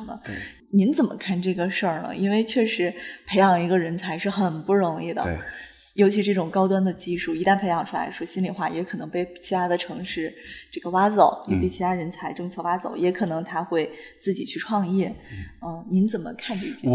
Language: Chinese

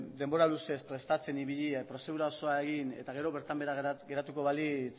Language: Basque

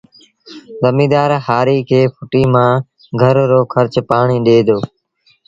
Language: Sindhi Bhil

